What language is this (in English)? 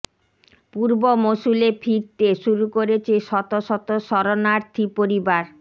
Bangla